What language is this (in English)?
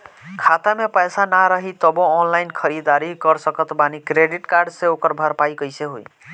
Bhojpuri